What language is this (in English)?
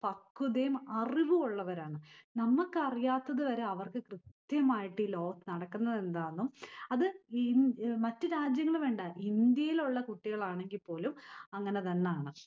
Malayalam